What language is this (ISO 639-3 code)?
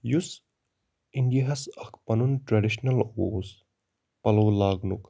kas